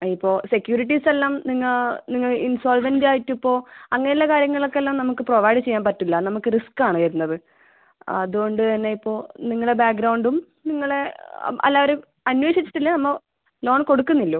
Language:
Malayalam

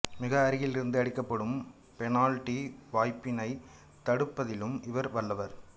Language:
Tamil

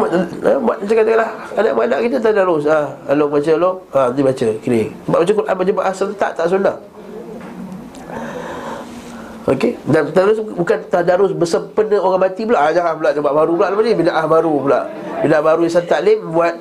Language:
Malay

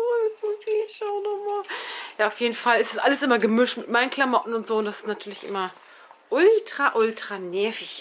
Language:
German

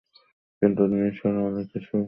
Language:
Bangla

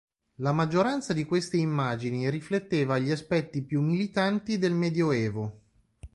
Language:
Italian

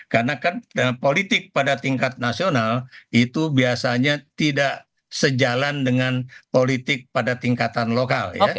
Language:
Indonesian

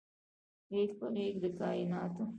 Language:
Pashto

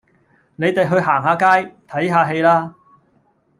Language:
Cantonese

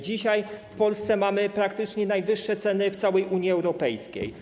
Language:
Polish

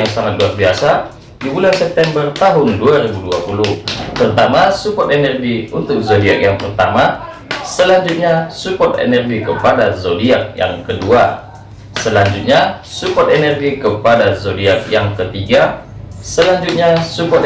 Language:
Indonesian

